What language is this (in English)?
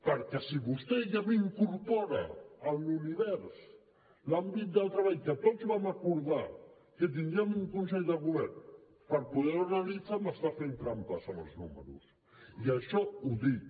Catalan